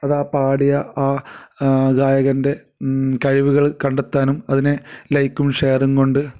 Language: Malayalam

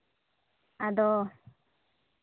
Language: Santali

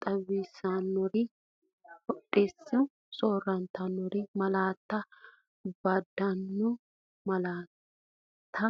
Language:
Sidamo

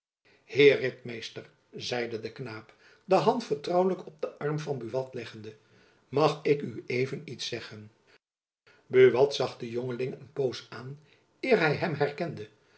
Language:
Dutch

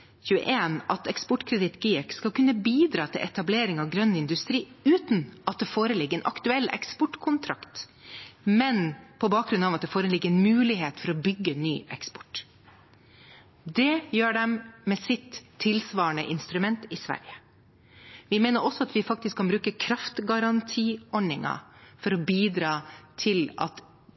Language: Norwegian Bokmål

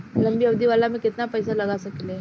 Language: Bhojpuri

